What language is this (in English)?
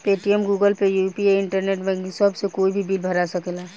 Bhojpuri